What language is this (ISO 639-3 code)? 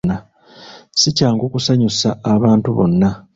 lug